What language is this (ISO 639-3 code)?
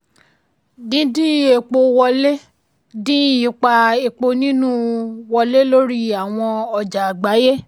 yor